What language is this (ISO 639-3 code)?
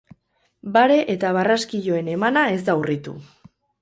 eus